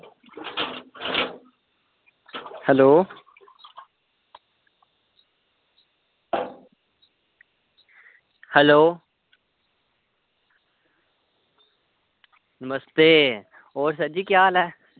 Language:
Dogri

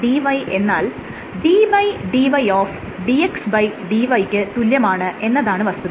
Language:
Malayalam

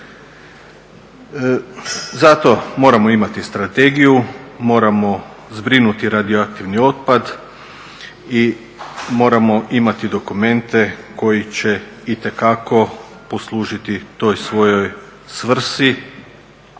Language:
Croatian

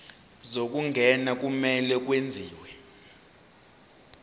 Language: Zulu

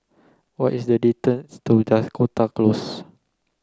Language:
English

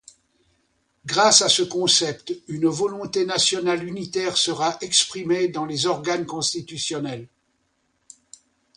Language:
French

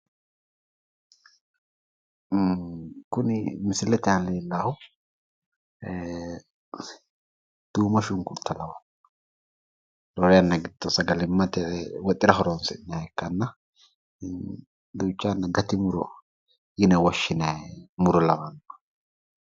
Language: Sidamo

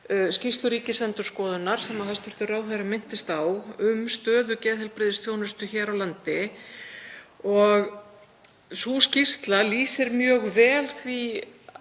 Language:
Icelandic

